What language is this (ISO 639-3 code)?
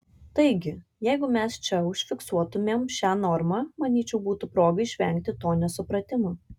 lit